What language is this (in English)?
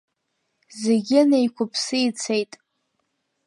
Abkhazian